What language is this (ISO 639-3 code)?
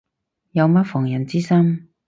yue